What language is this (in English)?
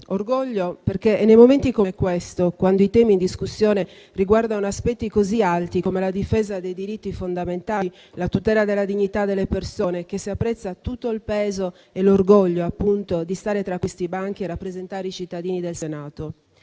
Italian